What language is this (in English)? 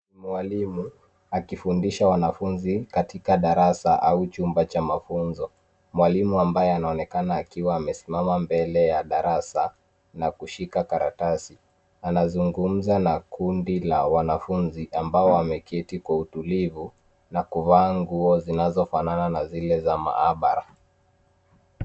Swahili